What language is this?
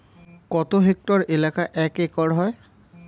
Bangla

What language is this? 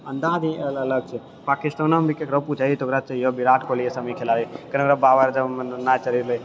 Maithili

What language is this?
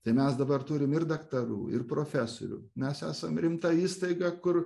Lithuanian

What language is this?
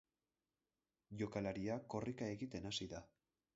Basque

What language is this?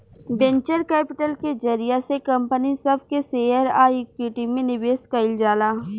Bhojpuri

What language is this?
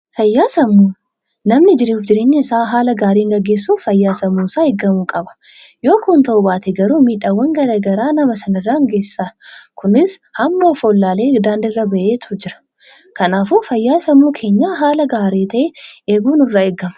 Oromo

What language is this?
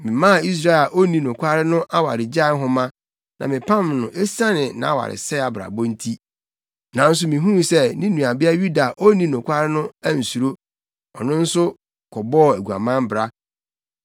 Akan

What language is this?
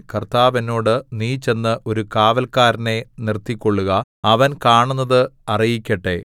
Malayalam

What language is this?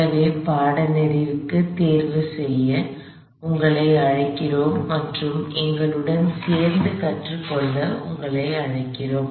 Tamil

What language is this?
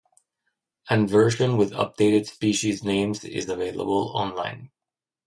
Spanish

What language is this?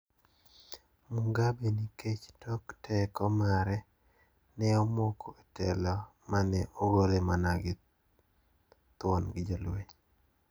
Luo (Kenya and Tanzania)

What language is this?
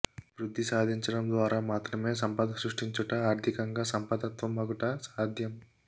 Telugu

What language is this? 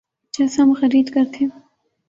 Urdu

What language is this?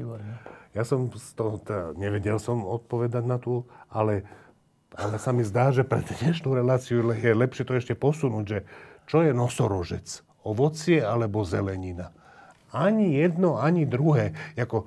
Slovak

